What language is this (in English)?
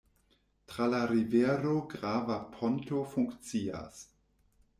Esperanto